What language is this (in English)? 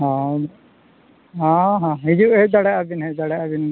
Santali